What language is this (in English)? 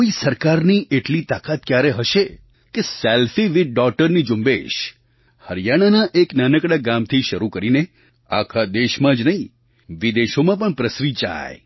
Gujarati